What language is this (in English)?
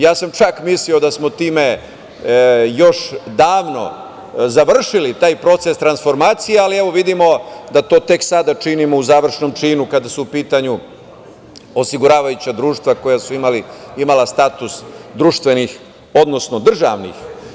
Serbian